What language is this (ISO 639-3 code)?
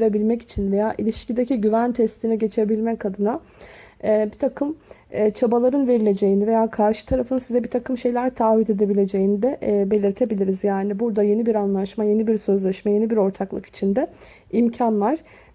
tur